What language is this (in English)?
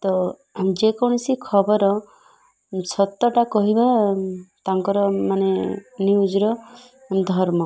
Odia